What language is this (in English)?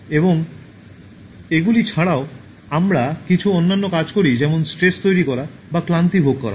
Bangla